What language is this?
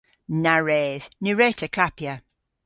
Cornish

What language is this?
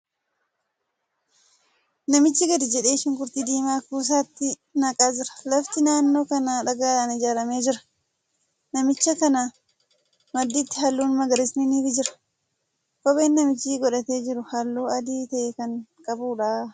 Oromo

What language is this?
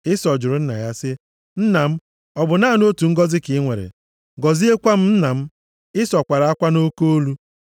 Igbo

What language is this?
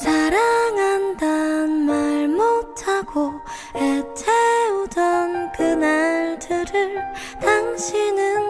Korean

